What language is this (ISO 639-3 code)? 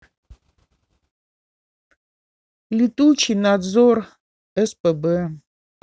rus